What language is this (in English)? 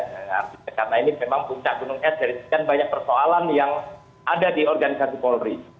Indonesian